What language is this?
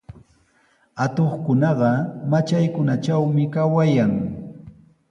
Sihuas Ancash Quechua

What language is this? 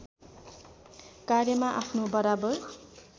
Nepali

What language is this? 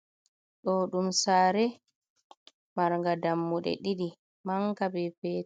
Fula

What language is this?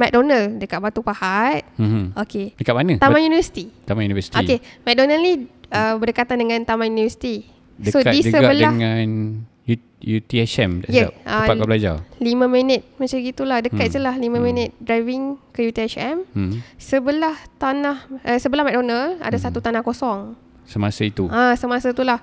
Malay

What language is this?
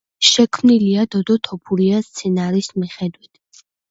Georgian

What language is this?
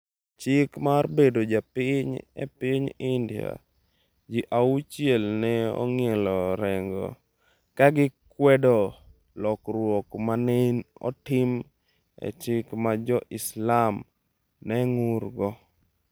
Luo (Kenya and Tanzania)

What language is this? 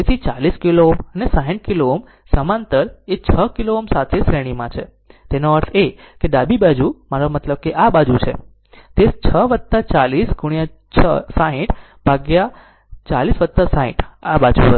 Gujarati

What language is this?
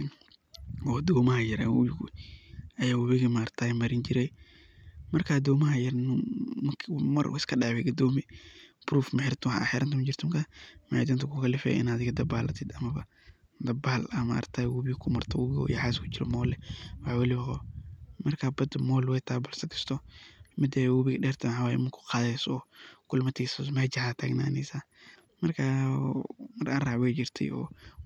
Somali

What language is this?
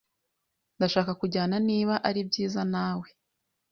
Kinyarwanda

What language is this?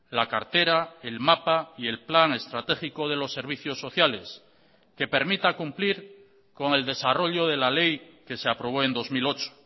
Spanish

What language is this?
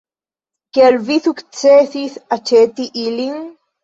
Esperanto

